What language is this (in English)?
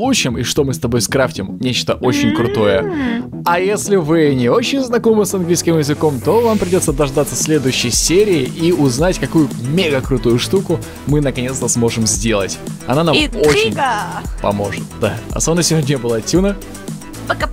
Russian